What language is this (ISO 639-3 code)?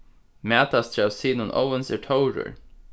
fao